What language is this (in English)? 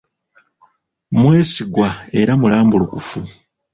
Ganda